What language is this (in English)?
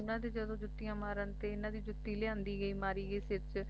Punjabi